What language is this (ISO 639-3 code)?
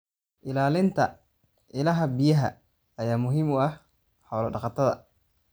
som